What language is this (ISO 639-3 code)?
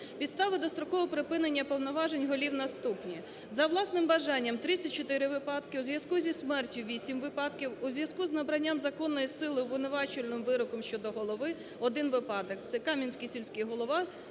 ukr